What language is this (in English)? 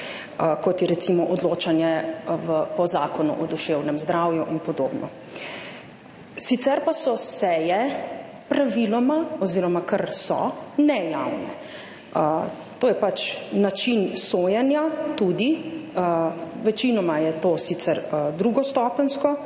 Slovenian